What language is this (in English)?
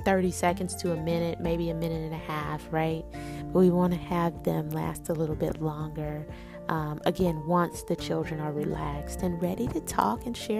English